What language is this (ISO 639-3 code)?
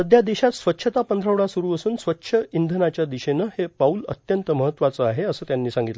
mar